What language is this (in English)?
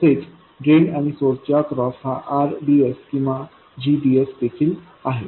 Marathi